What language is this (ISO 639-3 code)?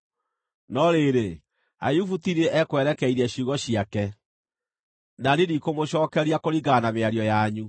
kik